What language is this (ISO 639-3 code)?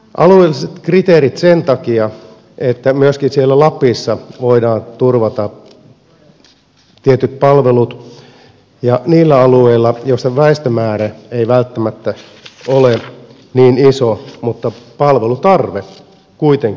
fin